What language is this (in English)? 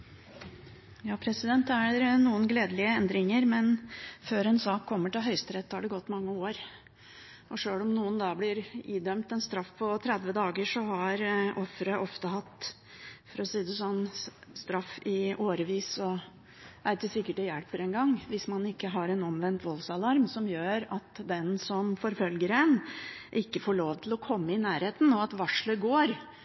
Norwegian